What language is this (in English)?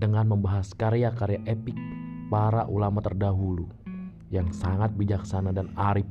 Indonesian